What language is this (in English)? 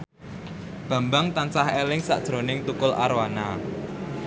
Javanese